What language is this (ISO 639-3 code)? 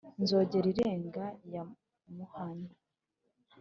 kin